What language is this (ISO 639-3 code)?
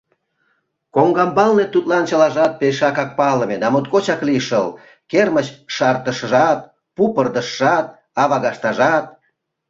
chm